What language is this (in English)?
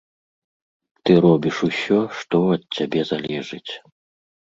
Belarusian